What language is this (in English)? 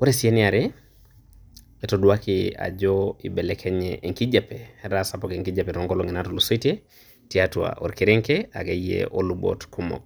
Masai